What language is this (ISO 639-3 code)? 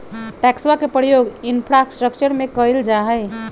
mag